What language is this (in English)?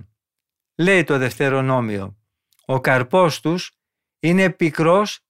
Greek